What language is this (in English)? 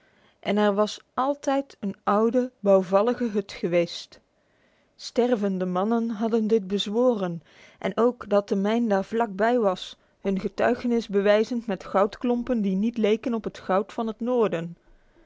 Dutch